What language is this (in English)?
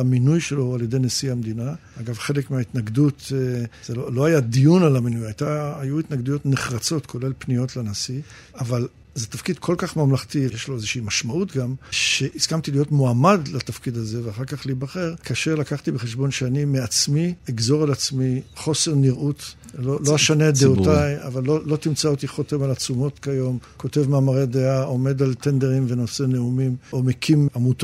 Hebrew